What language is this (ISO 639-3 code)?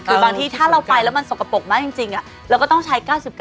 tha